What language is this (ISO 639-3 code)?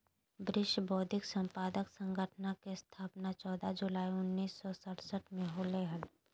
mag